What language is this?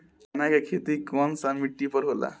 Bhojpuri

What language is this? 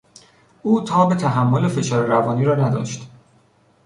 Persian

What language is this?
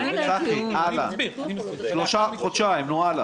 Hebrew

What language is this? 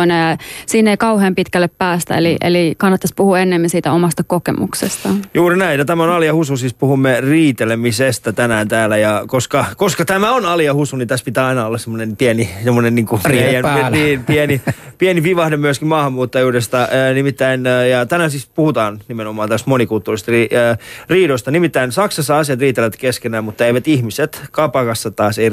Finnish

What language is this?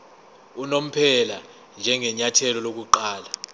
Zulu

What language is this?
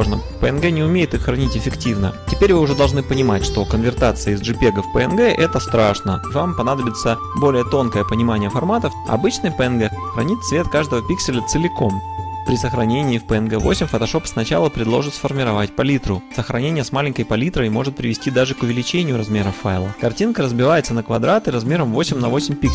Russian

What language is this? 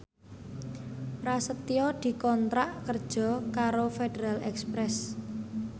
Javanese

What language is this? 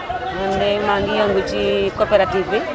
Wolof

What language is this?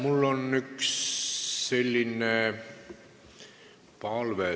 Estonian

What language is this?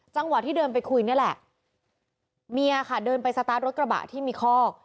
Thai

